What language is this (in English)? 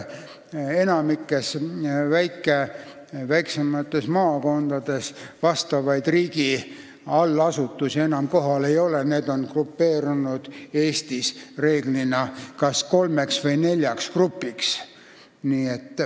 Estonian